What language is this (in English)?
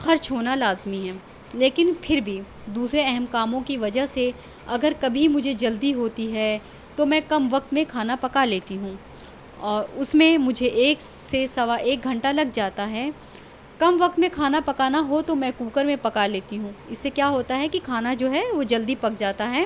Urdu